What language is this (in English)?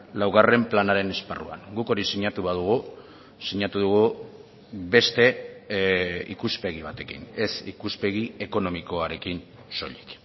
Basque